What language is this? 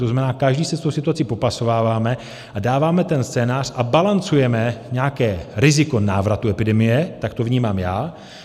Czech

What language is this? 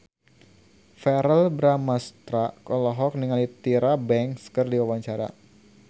Sundanese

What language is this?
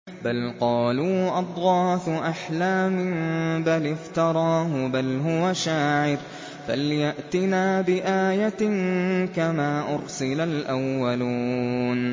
Arabic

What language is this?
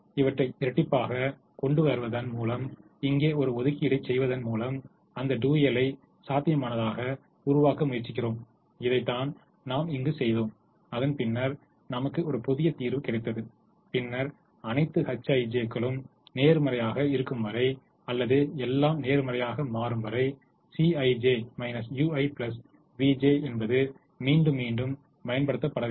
Tamil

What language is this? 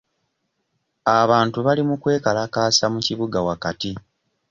Ganda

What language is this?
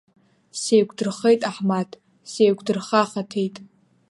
Abkhazian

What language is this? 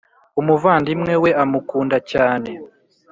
Kinyarwanda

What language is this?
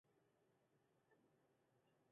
Chinese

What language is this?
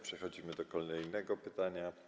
Polish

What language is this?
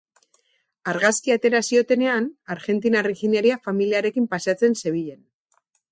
Basque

